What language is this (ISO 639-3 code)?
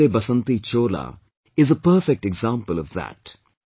eng